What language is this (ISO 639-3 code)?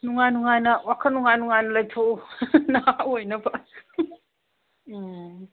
mni